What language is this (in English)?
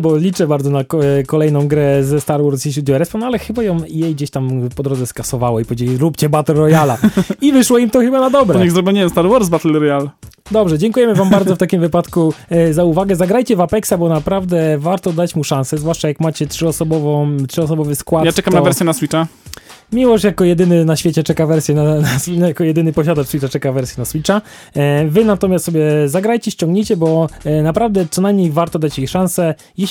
Polish